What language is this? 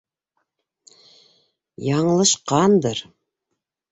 Bashkir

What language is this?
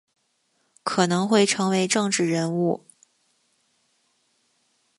Chinese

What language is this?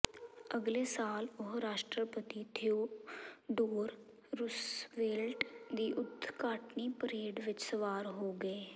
Punjabi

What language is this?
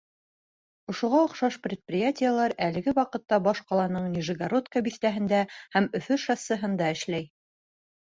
Bashkir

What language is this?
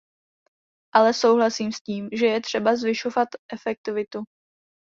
Czech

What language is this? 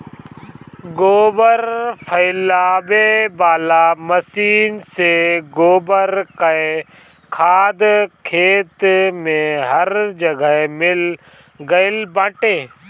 Bhojpuri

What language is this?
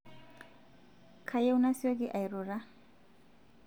Masai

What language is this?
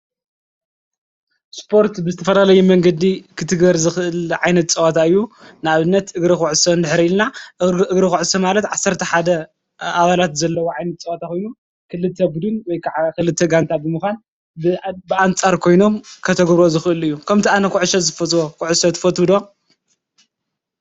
Tigrinya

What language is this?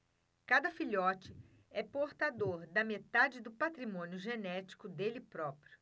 Portuguese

